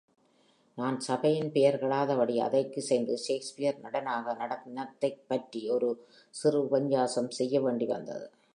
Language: Tamil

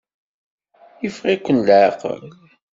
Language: Kabyle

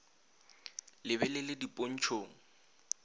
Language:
Northern Sotho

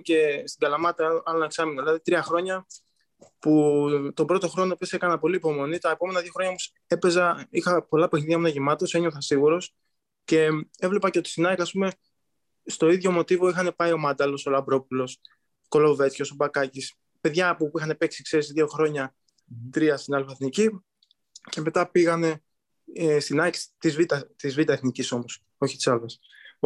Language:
Greek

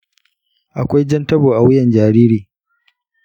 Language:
Hausa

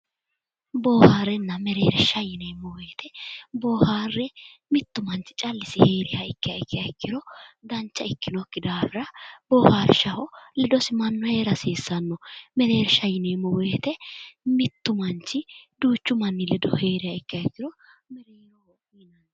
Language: Sidamo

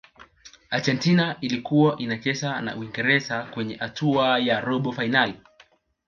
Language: Swahili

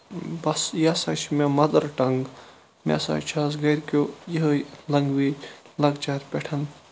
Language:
Kashmiri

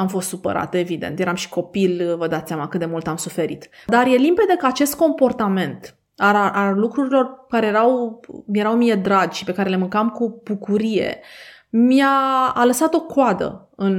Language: Romanian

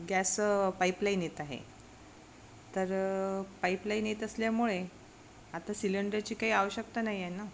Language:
Marathi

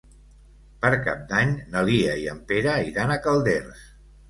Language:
Catalan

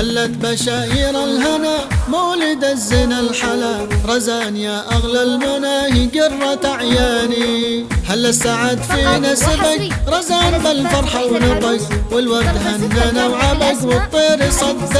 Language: Arabic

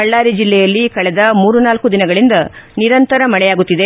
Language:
Kannada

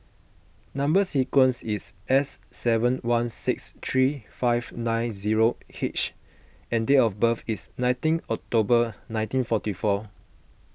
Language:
English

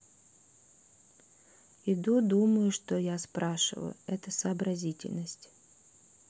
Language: Russian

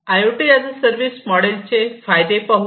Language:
Marathi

